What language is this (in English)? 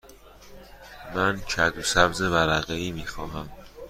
Persian